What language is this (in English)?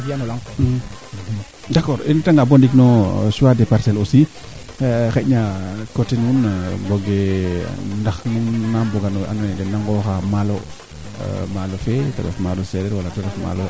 Serer